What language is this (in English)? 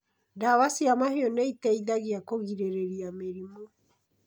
Kikuyu